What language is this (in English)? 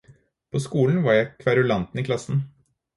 Norwegian Bokmål